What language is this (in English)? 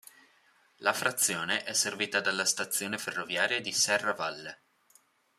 Italian